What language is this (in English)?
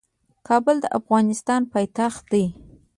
Pashto